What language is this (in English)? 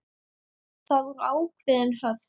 Icelandic